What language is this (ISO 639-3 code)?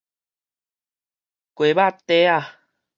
nan